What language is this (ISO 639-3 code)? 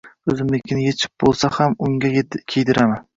uzb